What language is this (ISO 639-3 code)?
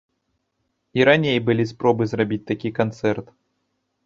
bel